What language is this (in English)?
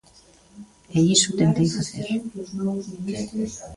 Galician